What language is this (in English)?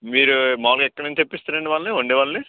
Telugu